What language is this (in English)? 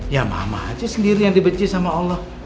Indonesian